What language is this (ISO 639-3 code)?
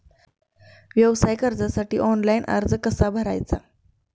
mar